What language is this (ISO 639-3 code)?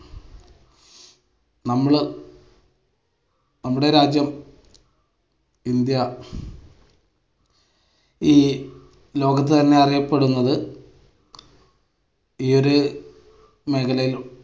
mal